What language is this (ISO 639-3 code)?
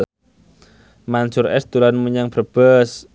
jav